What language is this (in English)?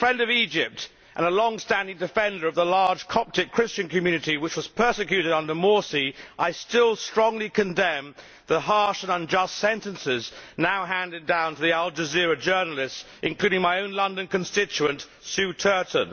English